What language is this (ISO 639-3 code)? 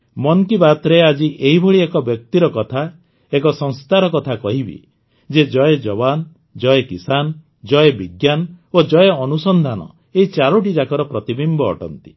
ori